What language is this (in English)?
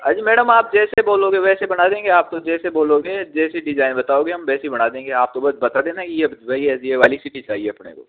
Hindi